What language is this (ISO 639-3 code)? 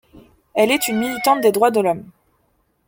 fra